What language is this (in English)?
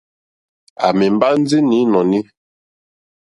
Mokpwe